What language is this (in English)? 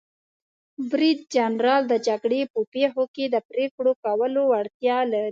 Pashto